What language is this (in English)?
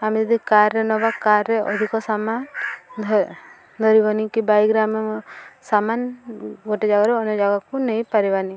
Odia